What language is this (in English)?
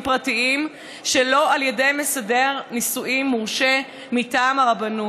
Hebrew